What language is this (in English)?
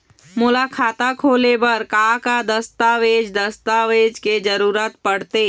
Chhattisgarhi